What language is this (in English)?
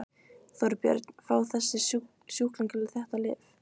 Icelandic